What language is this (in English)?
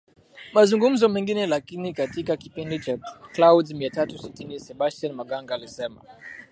Swahili